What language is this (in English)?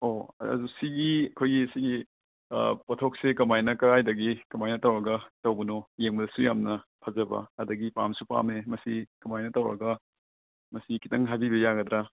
Manipuri